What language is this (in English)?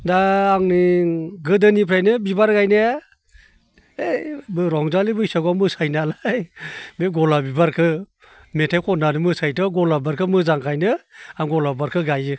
Bodo